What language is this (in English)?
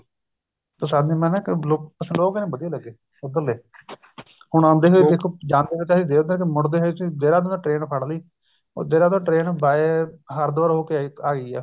Punjabi